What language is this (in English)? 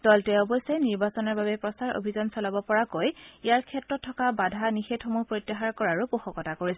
Assamese